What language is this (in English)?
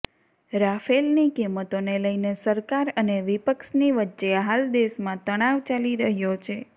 Gujarati